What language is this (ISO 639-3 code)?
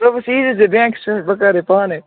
kas